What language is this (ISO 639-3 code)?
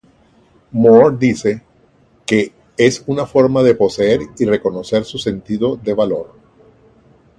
spa